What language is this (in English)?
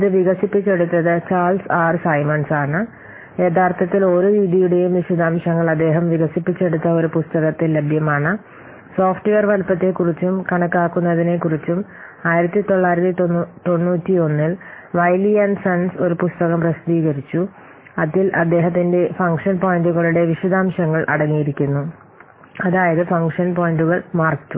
Malayalam